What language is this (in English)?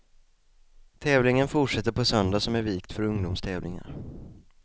Swedish